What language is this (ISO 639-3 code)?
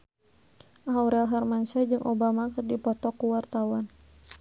sun